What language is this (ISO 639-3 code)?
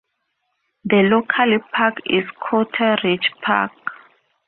eng